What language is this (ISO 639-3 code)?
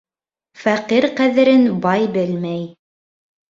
bak